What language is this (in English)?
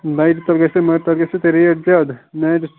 Kashmiri